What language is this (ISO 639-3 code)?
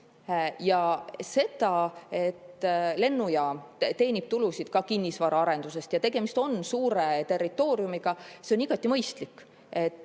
est